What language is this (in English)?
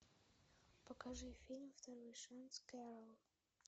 Russian